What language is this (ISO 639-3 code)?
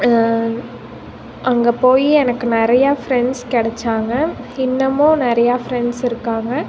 tam